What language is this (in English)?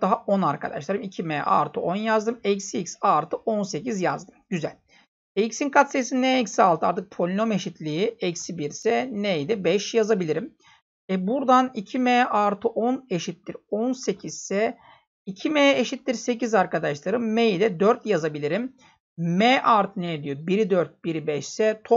Turkish